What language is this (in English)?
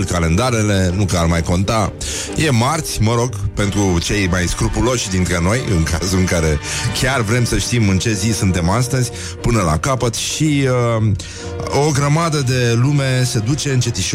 Romanian